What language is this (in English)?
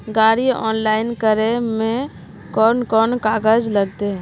Magahi